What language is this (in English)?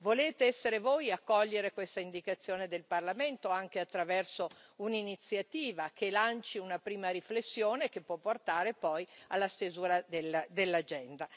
Italian